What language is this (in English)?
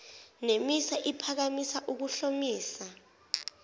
Zulu